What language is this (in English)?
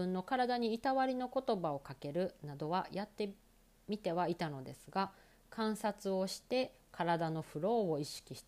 Japanese